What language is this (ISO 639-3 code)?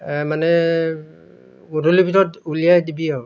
asm